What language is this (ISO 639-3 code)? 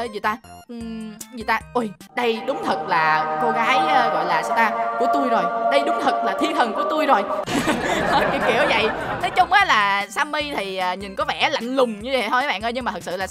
vie